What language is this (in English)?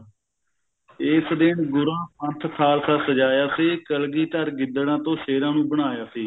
Punjabi